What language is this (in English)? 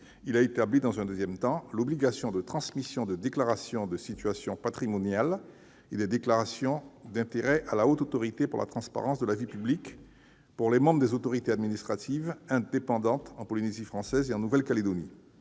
French